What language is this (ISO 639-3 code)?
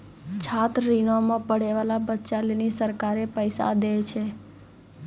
mai